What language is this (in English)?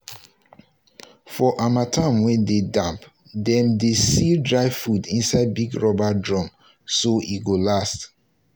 Nigerian Pidgin